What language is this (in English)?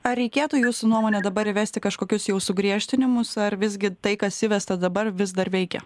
Lithuanian